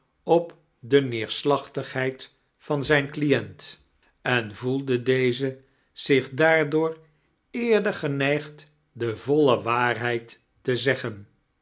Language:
Dutch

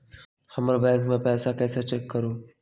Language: Magahi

